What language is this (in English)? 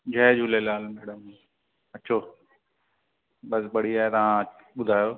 Sindhi